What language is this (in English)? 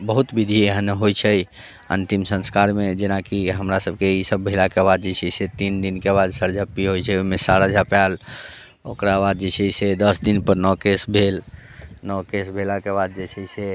Maithili